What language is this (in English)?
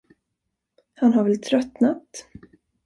Swedish